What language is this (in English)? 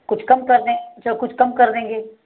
Hindi